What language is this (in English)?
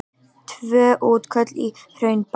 Icelandic